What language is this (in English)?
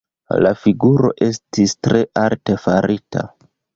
Esperanto